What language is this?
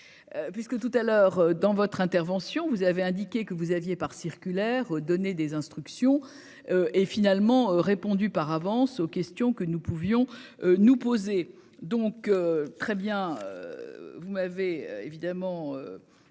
French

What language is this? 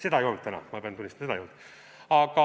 Estonian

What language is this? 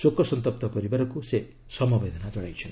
Odia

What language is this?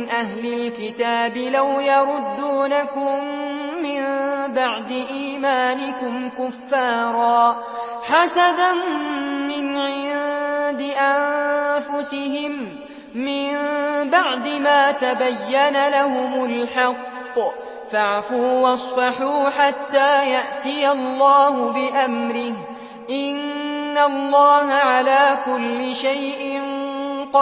Arabic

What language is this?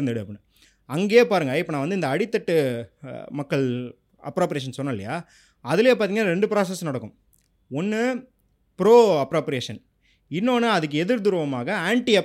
Tamil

